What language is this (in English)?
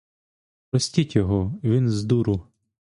Ukrainian